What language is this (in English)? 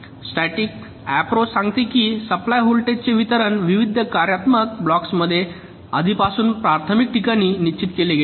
Marathi